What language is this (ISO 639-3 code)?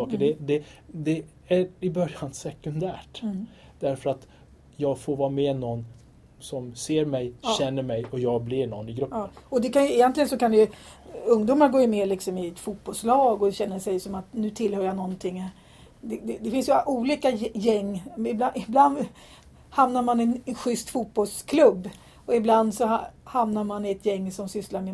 swe